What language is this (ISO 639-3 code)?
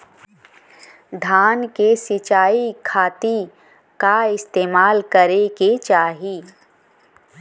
bho